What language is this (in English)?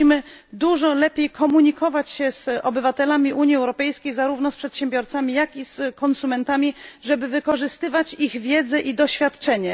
Polish